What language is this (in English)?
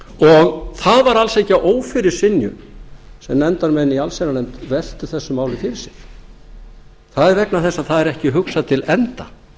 Icelandic